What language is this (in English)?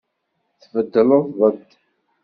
Kabyle